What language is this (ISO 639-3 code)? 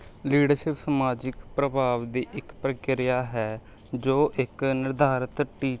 pan